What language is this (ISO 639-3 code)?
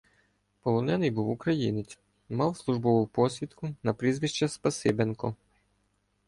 ukr